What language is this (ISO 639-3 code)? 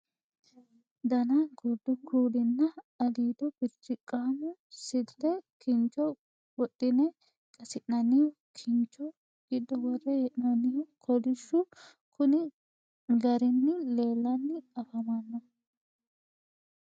sid